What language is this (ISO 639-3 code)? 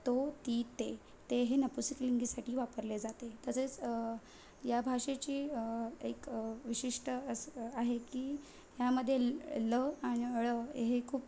mar